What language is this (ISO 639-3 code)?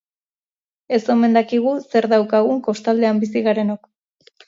eus